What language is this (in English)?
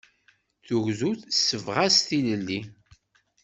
Kabyle